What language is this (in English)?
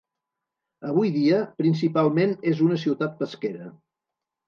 Catalan